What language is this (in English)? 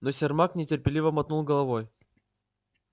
Russian